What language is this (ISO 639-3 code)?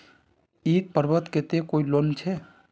mag